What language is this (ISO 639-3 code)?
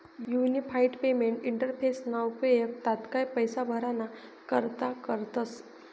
mar